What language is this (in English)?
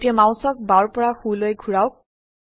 Assamese